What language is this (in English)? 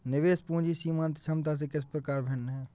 Hindi